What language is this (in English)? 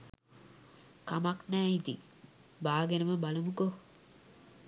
Sinhala